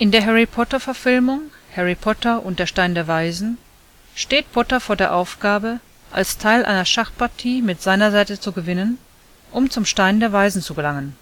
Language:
German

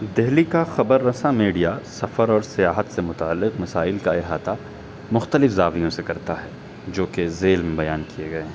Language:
Urdu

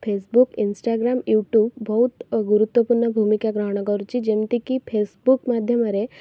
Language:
Odia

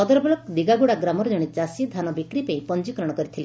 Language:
Odia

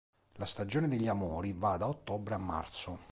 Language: Italian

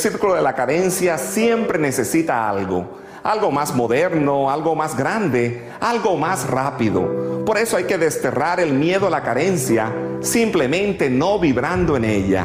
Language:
Spanish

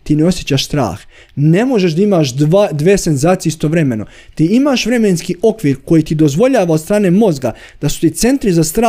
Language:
Croatian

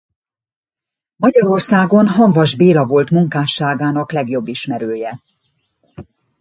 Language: Hungarian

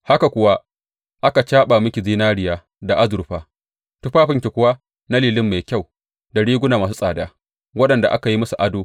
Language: Hausa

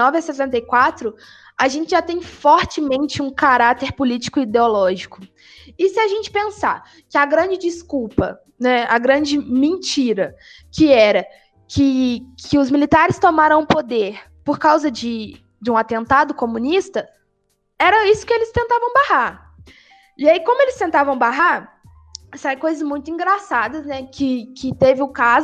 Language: Portuguese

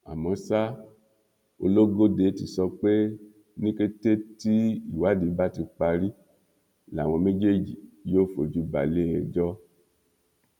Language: Yoruba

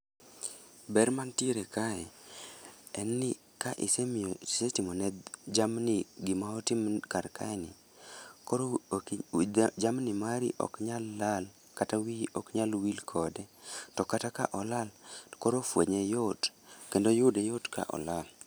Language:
Luo (Kenya and Tanzania)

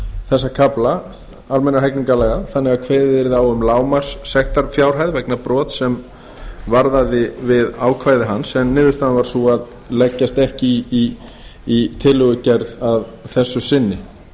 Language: Icelandic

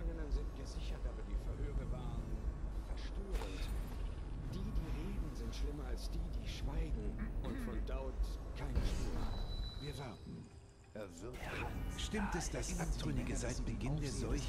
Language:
German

